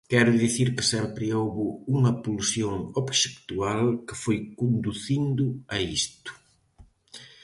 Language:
Galician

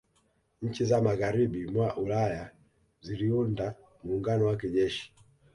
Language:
Swahili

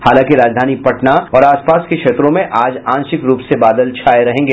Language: Hindi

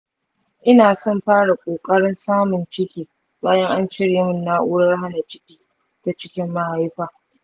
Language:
Hausa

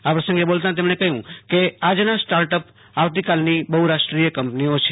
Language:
Gujarati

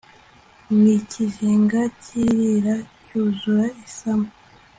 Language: Kinyarwanda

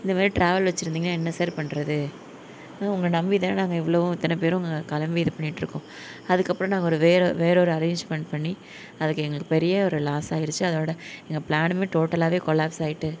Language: Tamil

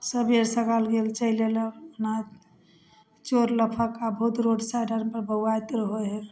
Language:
Maithili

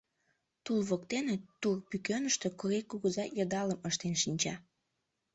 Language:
Mari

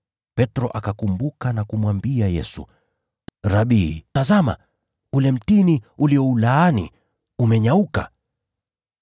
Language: Swahili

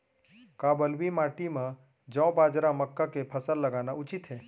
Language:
Chhattisgarhi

